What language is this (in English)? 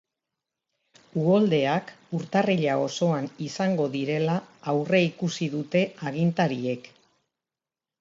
Basque